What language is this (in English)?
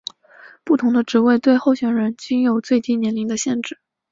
Chinese